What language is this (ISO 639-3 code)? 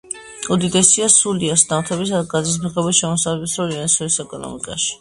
kat